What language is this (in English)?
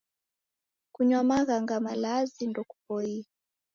Taita